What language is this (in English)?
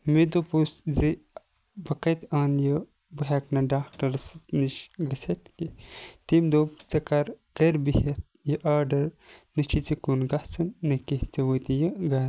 Kashmiri